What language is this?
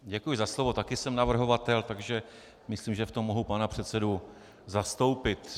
Czech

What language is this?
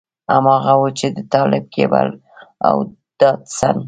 Pashto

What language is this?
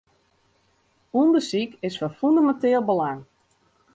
Western Frisian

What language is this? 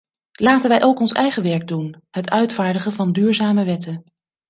Dutch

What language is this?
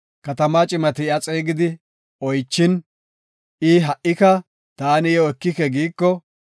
Gofa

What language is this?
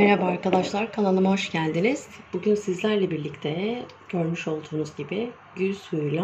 Turkish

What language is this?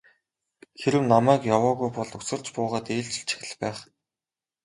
Mongolian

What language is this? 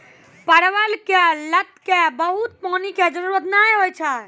Maithili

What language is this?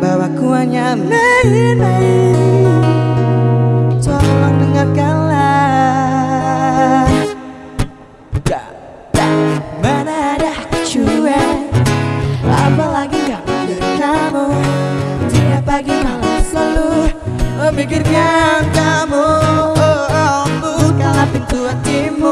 Indonesian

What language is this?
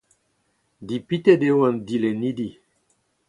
Breton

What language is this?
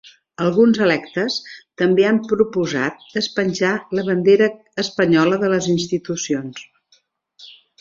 Catalan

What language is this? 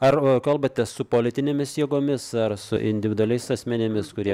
Lithuanian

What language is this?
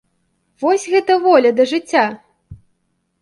Belarusian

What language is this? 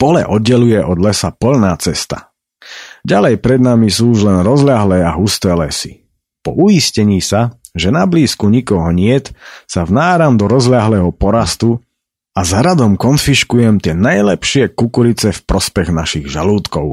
Slovak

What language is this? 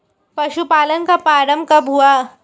Hindi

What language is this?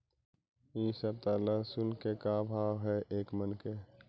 Magahi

